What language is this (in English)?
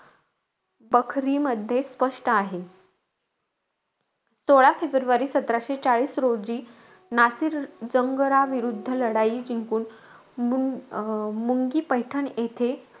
Marathi